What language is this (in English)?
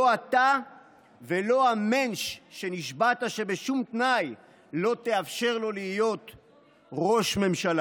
Hebrew